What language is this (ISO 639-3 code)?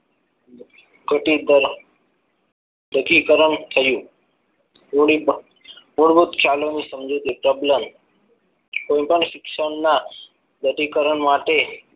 guj